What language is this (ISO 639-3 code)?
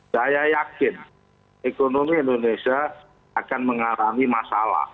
ind